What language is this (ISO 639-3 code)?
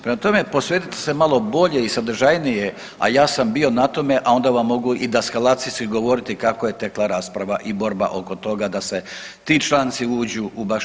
hrv